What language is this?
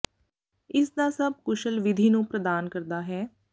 Punjabi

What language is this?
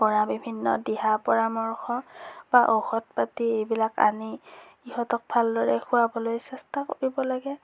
Assamese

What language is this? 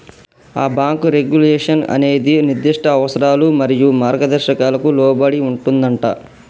Telugu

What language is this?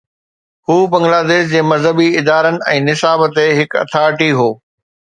Sindhi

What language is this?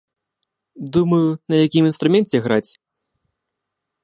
Belarusian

